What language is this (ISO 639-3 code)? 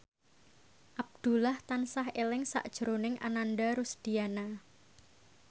jav